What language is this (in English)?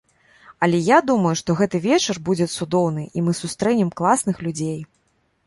Belarusian